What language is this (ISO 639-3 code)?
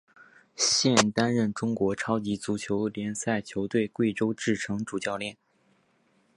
zho